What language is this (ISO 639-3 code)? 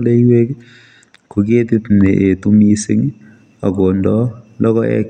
kln